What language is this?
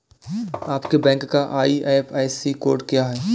Hindi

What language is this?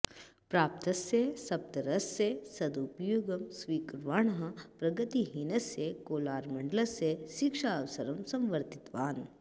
Sanskrit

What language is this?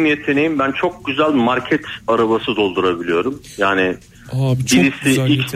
Turkish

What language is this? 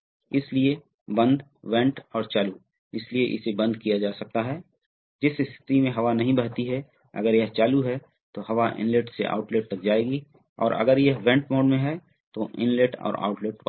Hindi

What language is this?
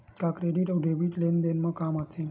Chhattisgarhi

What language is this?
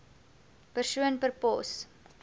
Afrikaans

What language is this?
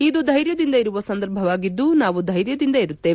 Kannada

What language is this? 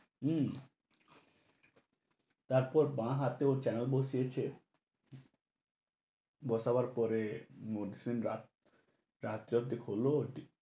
Bangla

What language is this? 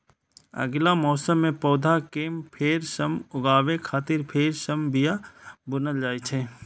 Maithili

